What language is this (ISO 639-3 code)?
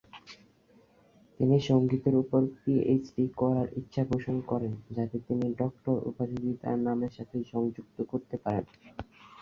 ben